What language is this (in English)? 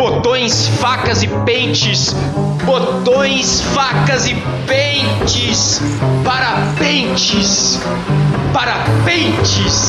Portuguese